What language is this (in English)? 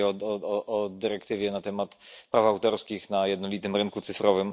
Polish